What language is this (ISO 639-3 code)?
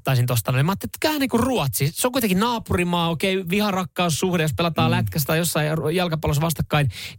fin